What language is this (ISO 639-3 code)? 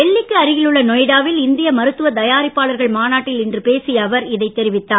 tam